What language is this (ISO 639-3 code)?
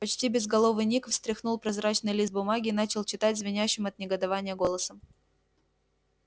rus